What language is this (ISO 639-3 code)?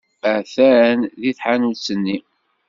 kab